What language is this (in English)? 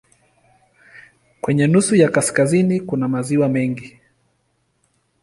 Swahili